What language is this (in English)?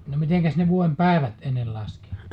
Finnish